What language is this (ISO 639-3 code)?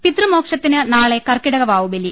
mal